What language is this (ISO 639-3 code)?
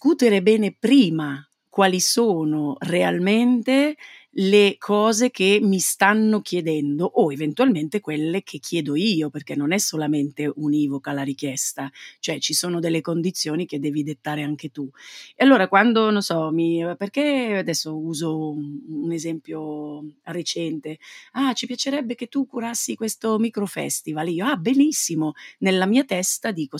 ita